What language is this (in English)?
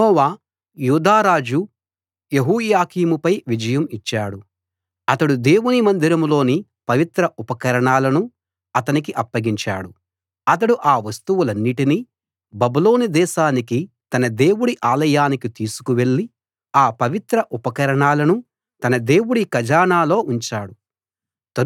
Telugu